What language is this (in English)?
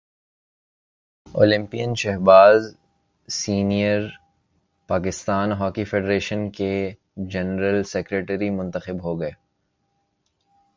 Urdu